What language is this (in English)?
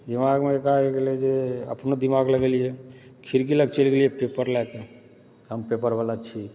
Maithili